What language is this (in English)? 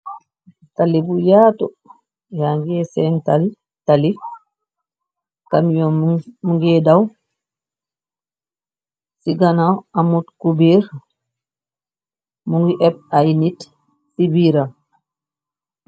Wolof